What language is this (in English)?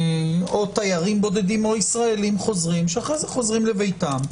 Hebrew